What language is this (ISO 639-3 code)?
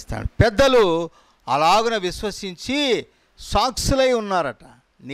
tel